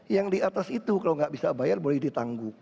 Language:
Indonesian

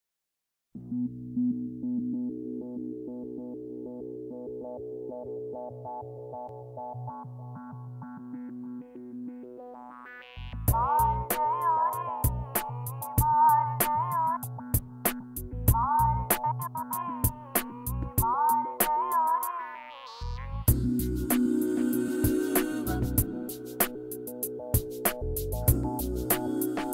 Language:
Polish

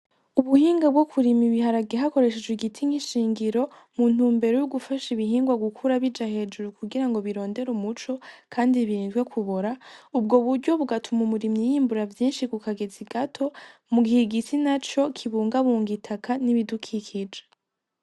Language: Rundi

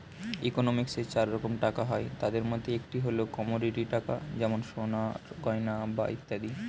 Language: Bangla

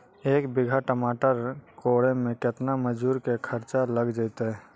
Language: Magahi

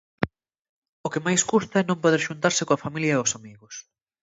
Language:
Galician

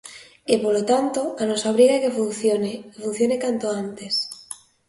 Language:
Galician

